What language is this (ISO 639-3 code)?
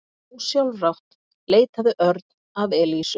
isl